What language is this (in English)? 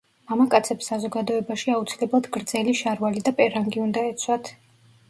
Georgian